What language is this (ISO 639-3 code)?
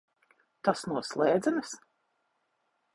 lav